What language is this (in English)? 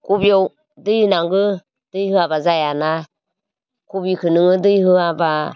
Bodo